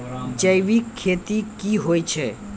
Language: Maithili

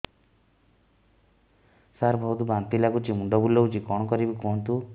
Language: Odia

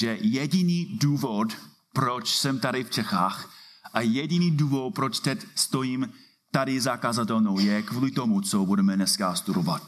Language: Czech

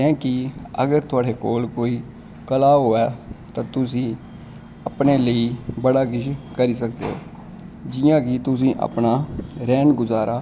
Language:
Dogri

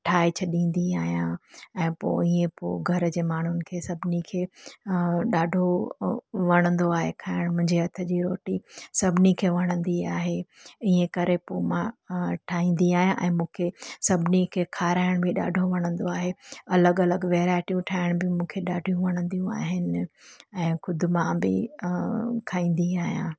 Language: Sindhi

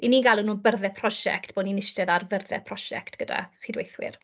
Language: Welsh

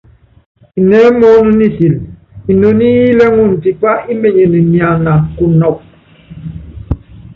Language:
Yangben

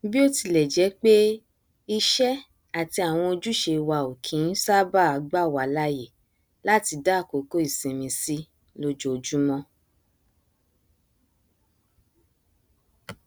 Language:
Yoruba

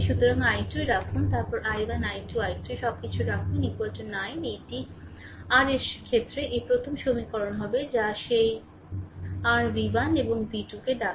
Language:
Bangla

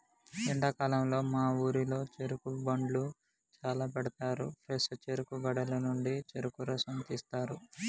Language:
Telugu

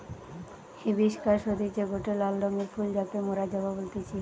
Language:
Bangla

